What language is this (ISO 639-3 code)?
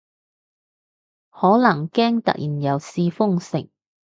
yue